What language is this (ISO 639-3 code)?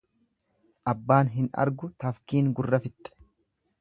orm